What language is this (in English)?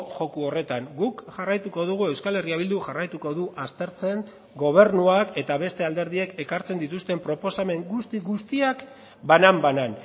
Basque